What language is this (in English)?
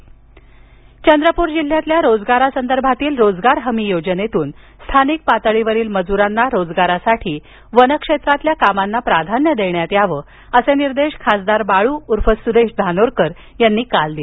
Marathi